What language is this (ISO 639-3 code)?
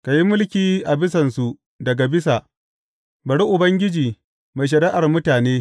hau